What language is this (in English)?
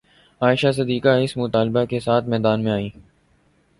Urdu